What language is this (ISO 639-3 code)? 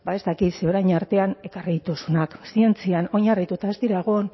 eus